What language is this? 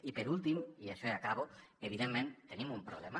Catalan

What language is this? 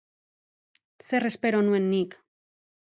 Basque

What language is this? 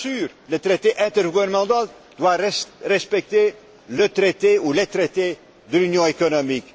French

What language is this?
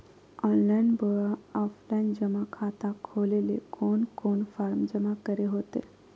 Magahi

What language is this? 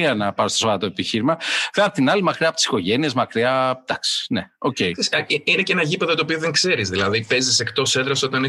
Greek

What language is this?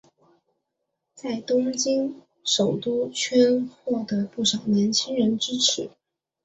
Chinese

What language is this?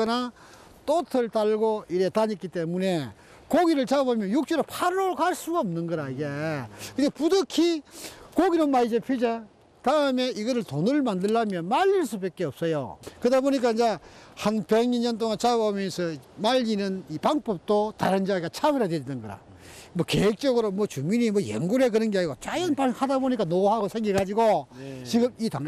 Korean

